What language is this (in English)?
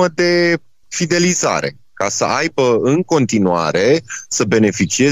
Romanian